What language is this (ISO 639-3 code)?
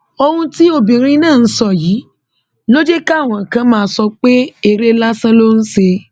yor